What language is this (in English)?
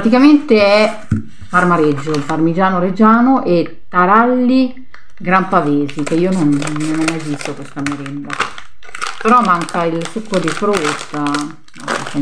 Italian